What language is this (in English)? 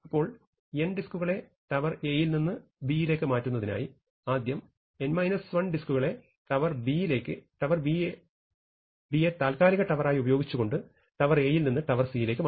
Malayalam